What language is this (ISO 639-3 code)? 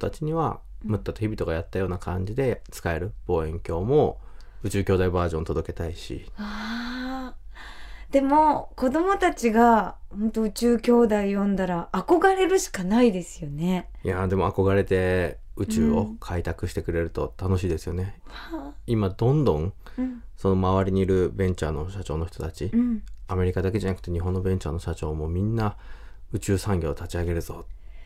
jpn